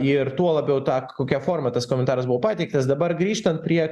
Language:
Lithuanian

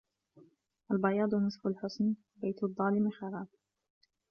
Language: Arabic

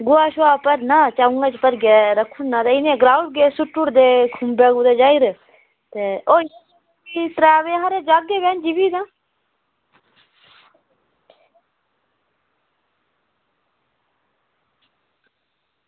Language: Dogri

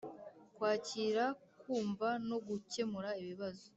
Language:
Kinyarwanda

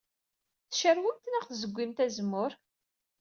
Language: Kabyle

